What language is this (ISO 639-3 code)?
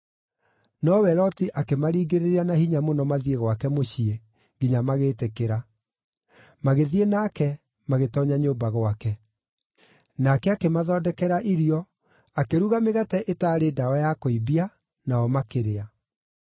kik